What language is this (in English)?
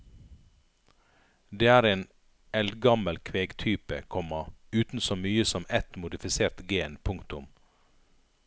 Norwegian